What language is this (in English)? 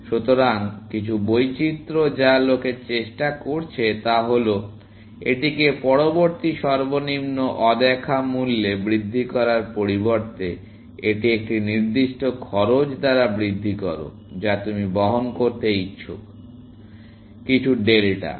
Bangla